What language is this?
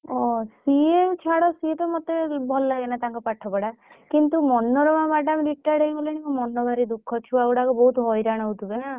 Odia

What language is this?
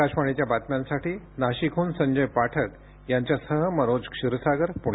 Marathi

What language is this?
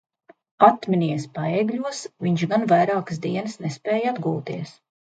Latvian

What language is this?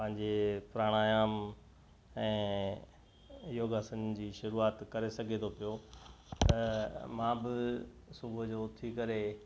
Sindhi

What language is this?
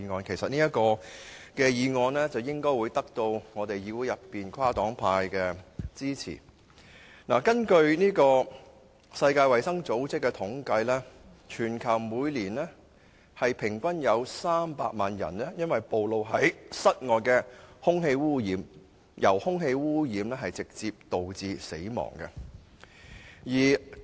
Cantonese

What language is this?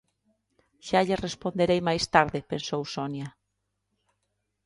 Galician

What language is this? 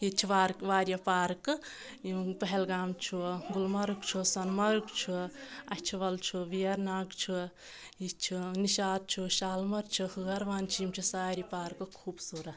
Kashmiri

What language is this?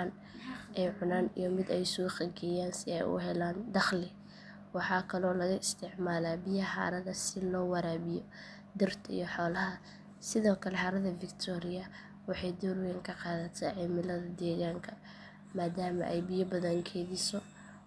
Somali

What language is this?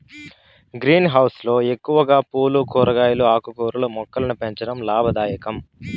Telugu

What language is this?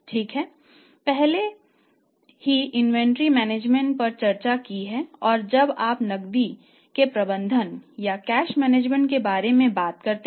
Hindi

